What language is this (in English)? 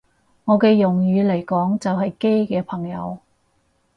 Cantonese